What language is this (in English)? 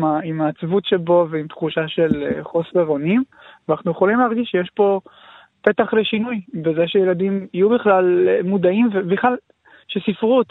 Hebrew